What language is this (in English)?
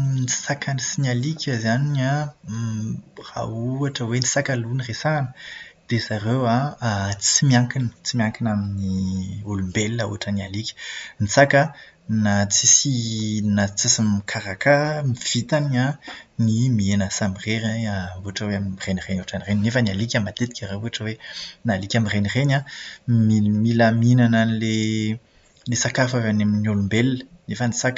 Malagasy